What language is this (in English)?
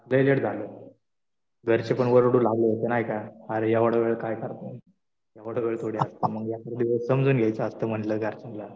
Marathi